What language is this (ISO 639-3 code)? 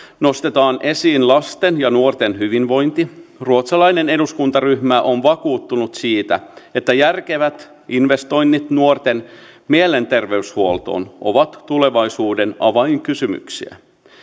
fin